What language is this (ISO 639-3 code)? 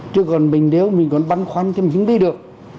vie